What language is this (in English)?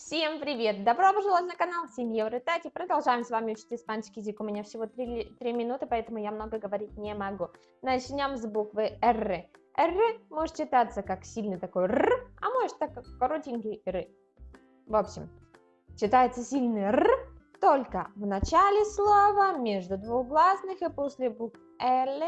Russian